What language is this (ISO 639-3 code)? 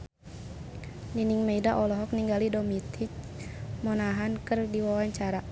sun